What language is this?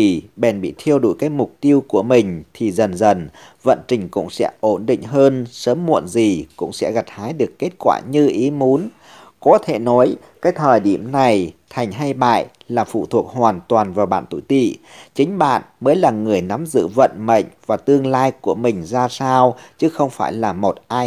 Vietnamese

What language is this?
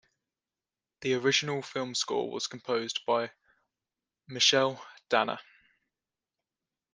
English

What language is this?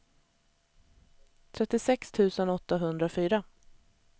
Swedish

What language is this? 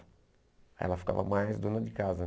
Portuguese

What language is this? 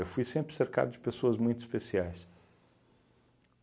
Portuguese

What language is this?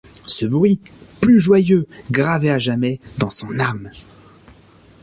French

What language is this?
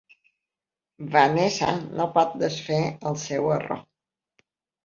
Catalan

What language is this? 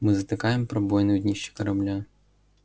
Russian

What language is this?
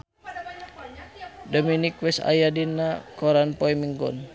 Sundanese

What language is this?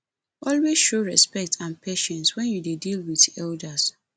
Nigerian Pidgin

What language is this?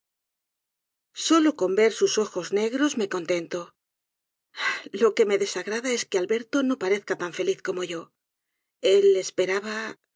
Spanish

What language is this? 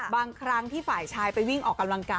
Thai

